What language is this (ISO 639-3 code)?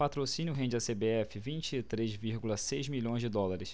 por